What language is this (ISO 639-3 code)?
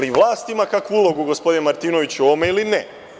srp